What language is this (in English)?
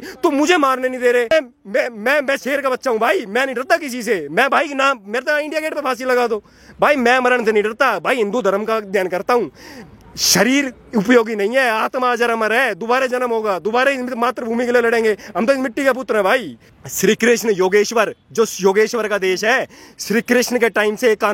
Hindi